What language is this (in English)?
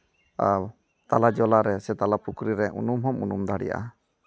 Santali